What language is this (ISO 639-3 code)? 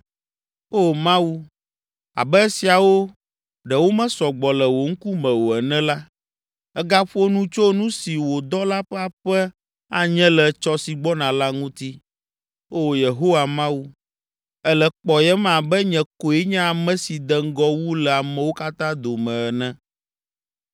ewe